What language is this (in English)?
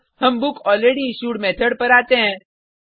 Hindi